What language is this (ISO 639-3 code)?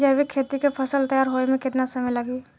bho